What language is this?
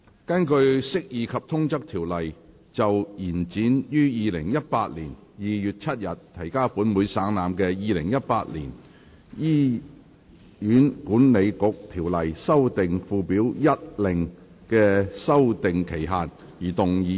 Cantonese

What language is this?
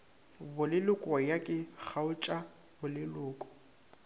Northern Sotho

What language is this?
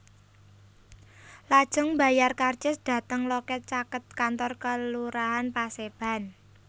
Javanese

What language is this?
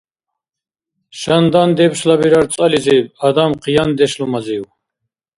Dargwa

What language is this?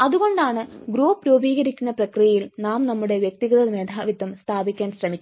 Malayalam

